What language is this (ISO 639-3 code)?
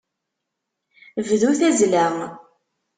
kab